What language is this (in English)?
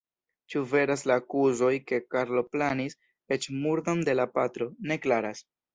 Esperanto